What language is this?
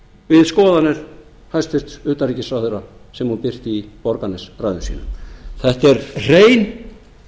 Icelandic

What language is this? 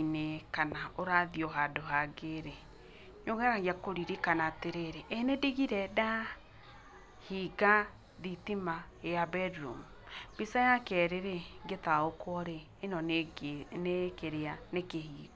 Kikuyu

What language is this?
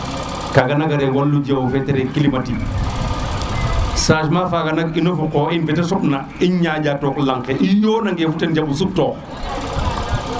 Serer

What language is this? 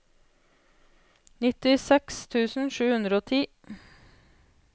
Norwegian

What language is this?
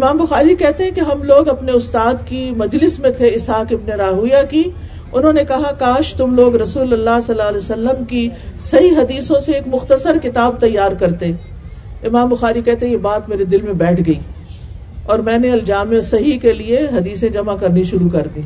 Urdu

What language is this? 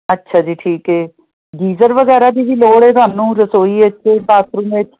Punjabi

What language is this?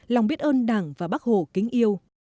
Vietnamese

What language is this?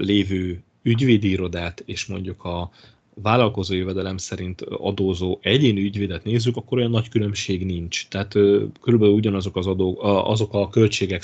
Hungarian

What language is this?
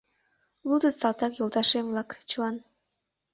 Mari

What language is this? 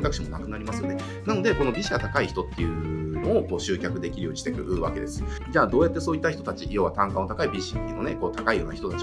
Japanese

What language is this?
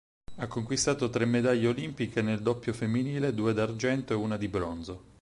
Italian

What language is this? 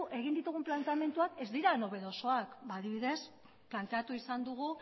Basque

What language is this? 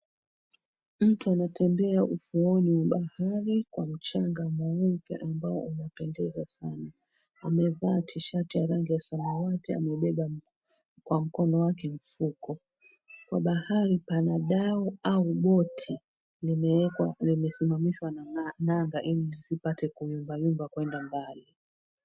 Swahili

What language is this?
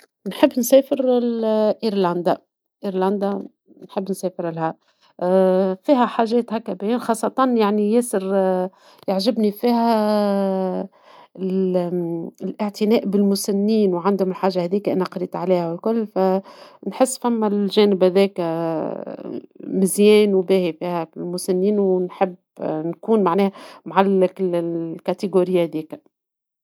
Tunisian Arabic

